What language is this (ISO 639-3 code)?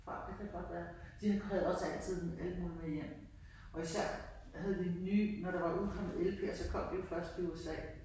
dan